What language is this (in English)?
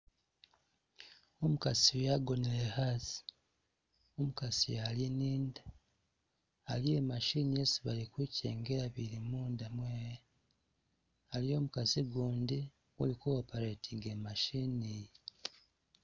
Masaaba